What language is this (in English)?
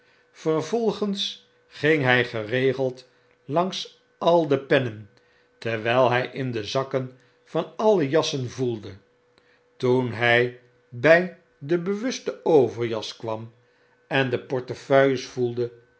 Dutch